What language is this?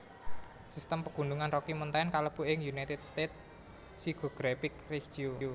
Javanese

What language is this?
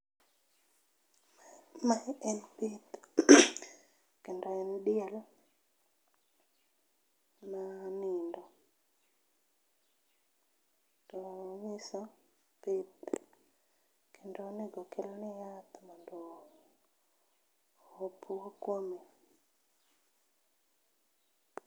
Luo (Kenya and Tanzania)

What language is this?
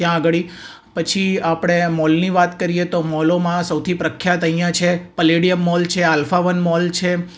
Gujarati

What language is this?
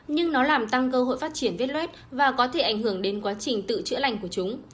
Vietnamese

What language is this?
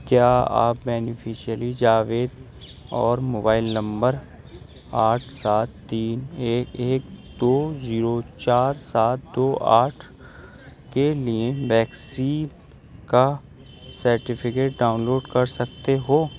Urdu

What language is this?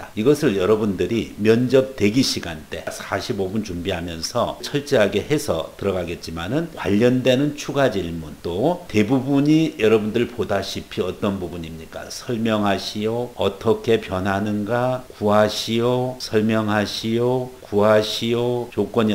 Korean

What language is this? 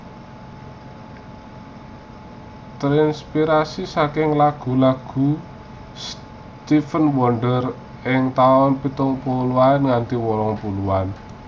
Javanese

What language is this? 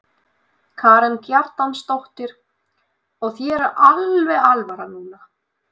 Icelandic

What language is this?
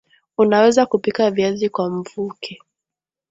Swahili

